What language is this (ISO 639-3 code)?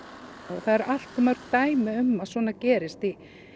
isl